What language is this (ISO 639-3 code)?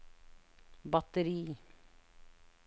nor